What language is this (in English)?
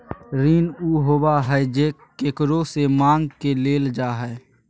Magahi